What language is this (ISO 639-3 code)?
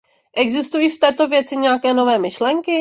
ces